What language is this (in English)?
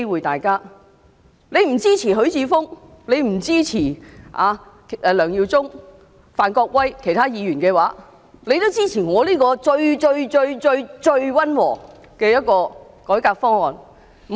Cantonese